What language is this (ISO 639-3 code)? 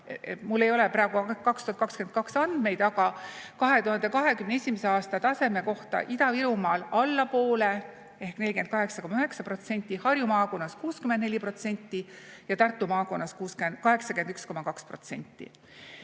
est